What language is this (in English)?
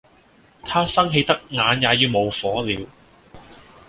Cantonese